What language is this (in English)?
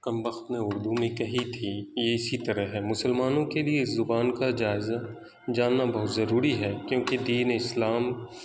Urdu